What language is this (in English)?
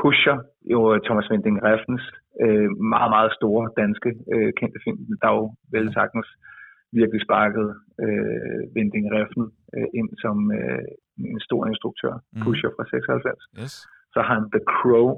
Danish